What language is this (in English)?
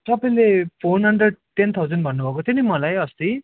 Nepali